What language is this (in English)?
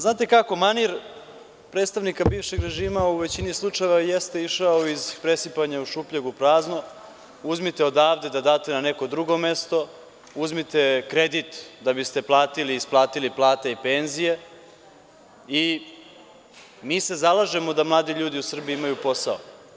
Serbian